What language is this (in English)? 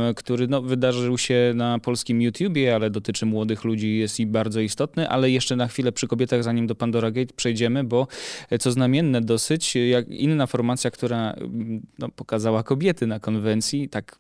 Polish